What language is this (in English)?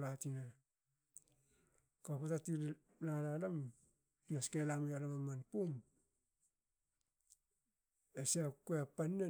Hakö